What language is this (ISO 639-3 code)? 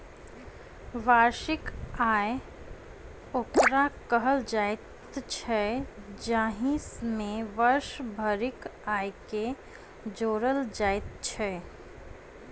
mai